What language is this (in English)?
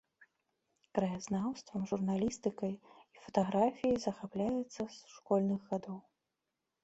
Belarusian